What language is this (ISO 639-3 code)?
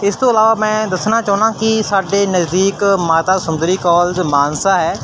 pan